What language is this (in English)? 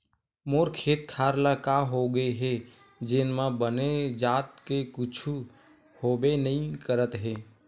Chhattisgarhi